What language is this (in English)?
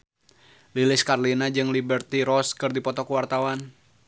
Sundanese